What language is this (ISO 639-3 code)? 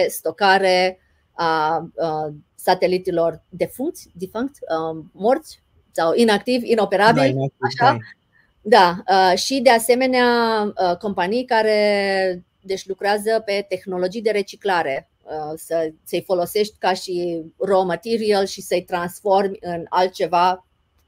ron